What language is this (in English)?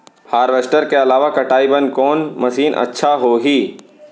Chhattisgarhi